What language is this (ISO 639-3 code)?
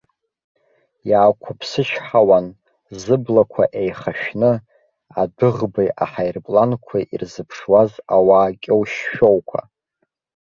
abk